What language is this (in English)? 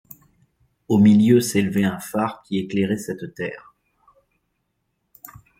French